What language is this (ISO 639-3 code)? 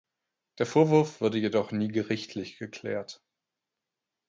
deu